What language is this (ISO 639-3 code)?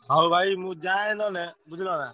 ori